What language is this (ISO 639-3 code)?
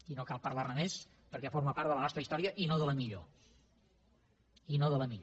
cat